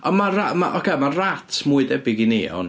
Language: Welsh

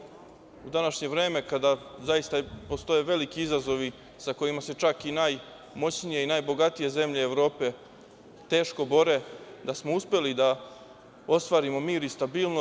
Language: Serbian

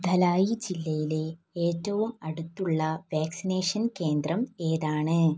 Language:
Malayalam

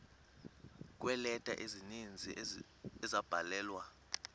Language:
Xhosa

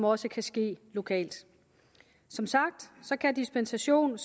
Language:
Danish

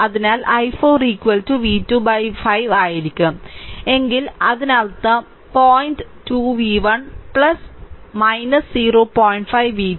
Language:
Malayalam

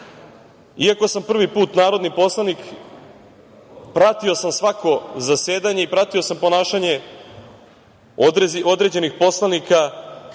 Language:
Serbian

